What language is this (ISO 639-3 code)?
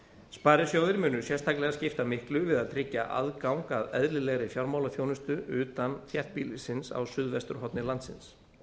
isl